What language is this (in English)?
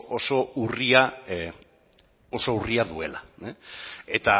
Basque